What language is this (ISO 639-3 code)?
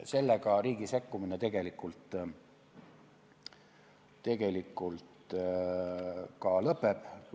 est